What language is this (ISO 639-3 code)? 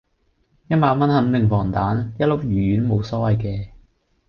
yue